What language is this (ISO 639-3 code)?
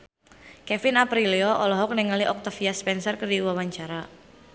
sun